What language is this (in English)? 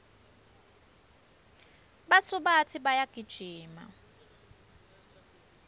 Swati